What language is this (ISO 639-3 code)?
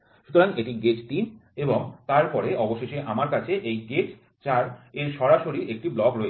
ben